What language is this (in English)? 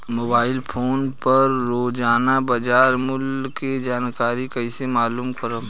Bhojpuri